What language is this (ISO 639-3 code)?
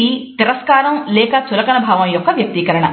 tel